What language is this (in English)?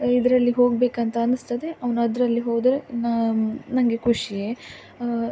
Kannada